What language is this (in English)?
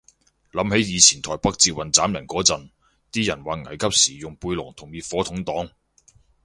Cantonese